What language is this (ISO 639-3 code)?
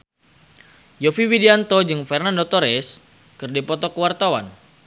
sun